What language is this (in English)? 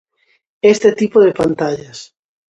Galician